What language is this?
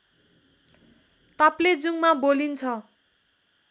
Nepali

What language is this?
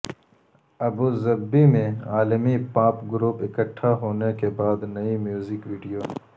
Urdu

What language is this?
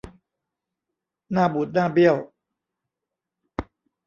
Thai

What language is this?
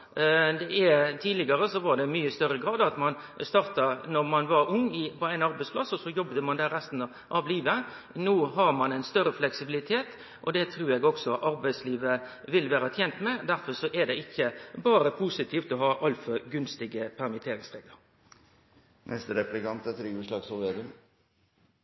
Norwegian Nynorsk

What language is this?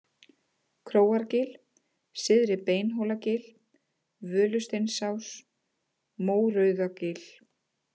Icelandic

